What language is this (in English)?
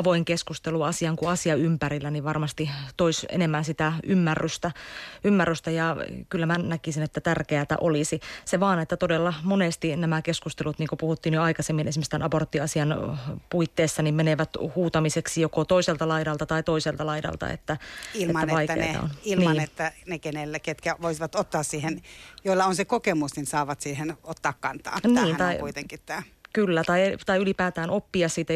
Finnish